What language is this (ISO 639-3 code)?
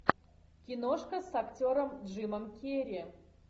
rus